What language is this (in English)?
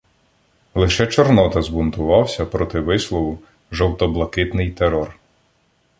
Ukrainian